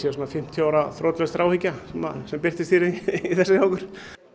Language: Icelandic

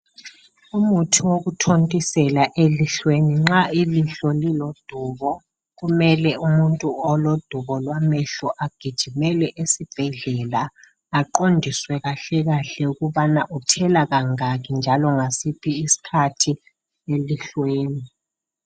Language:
North Ndebele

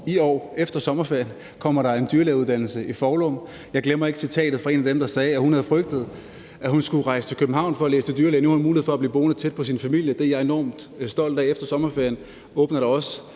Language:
Danish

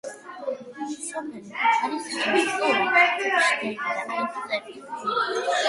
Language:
Georgian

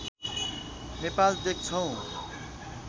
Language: Nepali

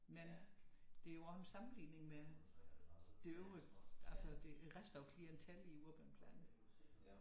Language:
Danish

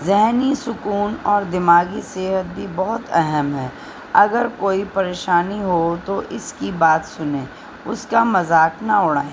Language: Urdu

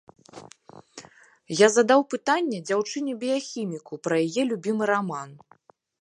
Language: Belarusian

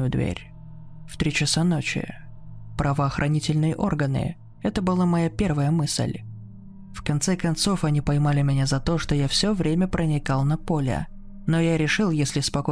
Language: Russian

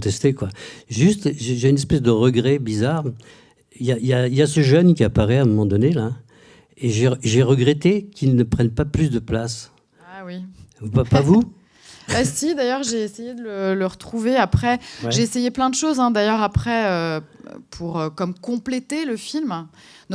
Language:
French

